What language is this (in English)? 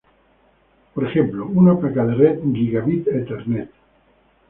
Spanish